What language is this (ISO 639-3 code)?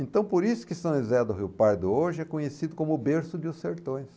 por